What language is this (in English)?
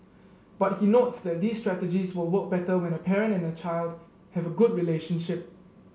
English